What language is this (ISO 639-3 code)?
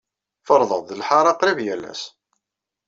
kab